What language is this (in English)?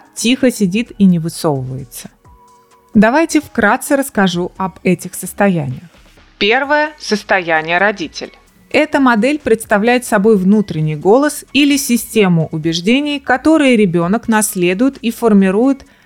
Russian